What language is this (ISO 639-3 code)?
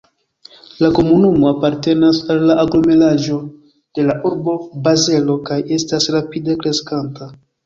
epo